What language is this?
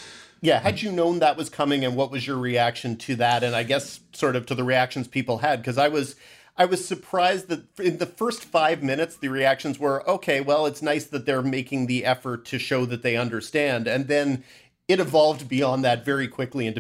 English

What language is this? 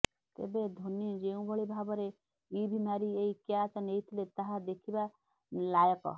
Odia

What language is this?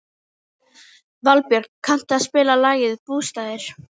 Icelandic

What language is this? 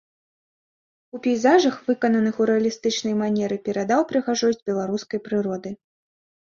Belarusian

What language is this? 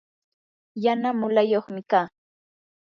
Yanahuanca Pasco Quechua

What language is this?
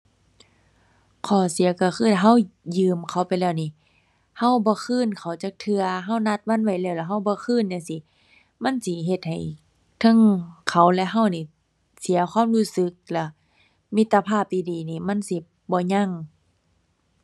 Thai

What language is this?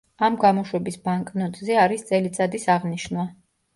Georgian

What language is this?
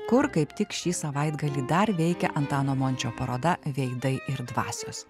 Lithuanian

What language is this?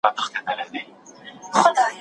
Pashto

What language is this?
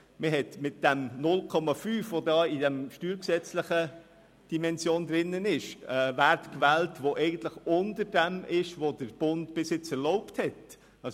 Swiss German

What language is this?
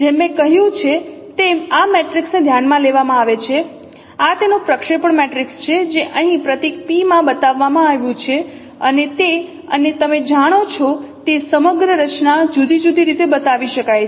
Gujarati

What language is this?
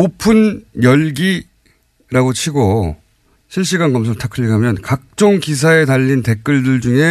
Korean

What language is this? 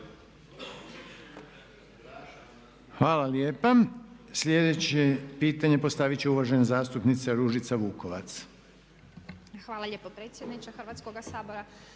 Croatian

